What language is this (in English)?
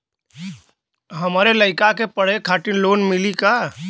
Bhojpuri